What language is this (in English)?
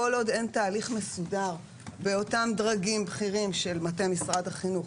Hebrew